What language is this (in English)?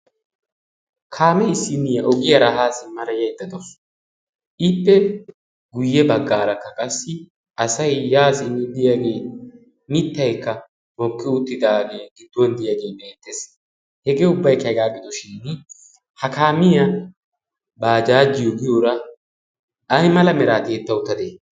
Wolaytta